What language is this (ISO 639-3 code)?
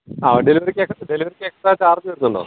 mal